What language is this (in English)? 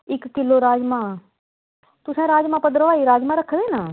Dogri